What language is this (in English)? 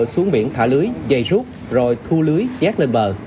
Vietnamese